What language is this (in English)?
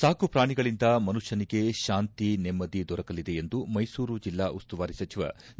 Kannada